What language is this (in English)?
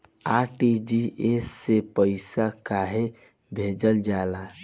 Bhojpuri